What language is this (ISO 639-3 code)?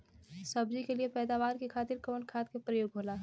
bho